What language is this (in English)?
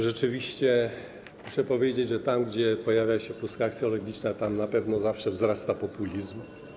Polish